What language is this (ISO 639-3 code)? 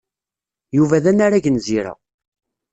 kab